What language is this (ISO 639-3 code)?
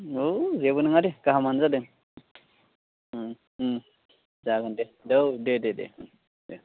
brx